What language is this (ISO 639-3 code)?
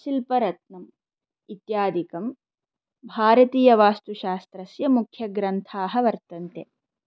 san